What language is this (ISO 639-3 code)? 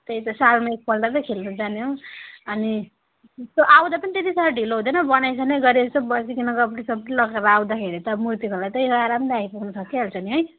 nep